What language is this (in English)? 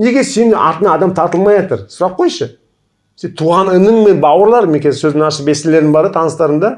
Kazakh